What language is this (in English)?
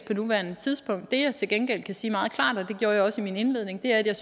Danish